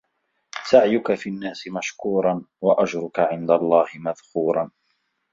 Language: Arabic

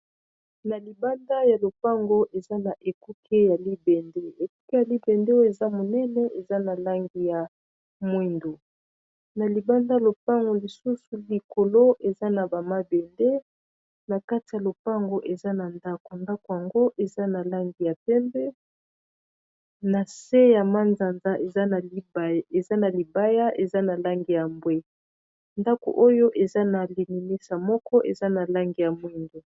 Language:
Lingala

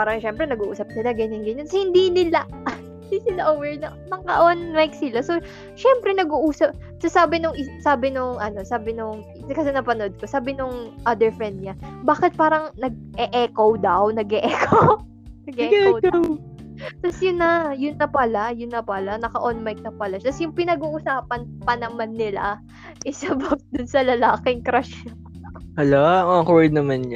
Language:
Filipino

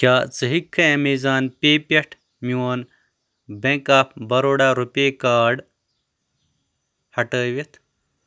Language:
Kashmiri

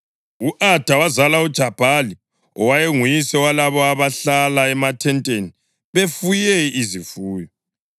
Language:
North Ndebele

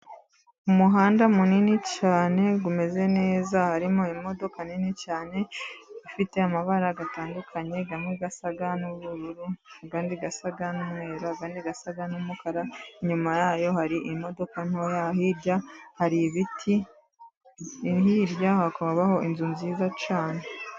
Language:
Kinyarwanda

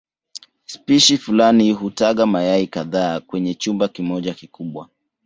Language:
Swahili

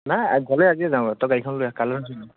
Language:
Assamese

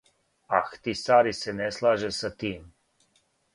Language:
Serbian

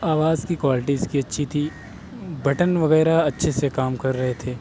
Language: Urdu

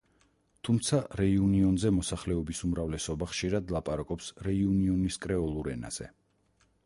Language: Georgian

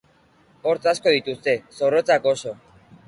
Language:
Basque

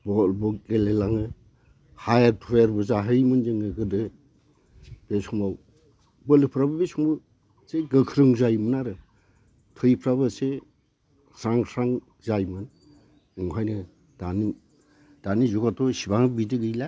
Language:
Bodo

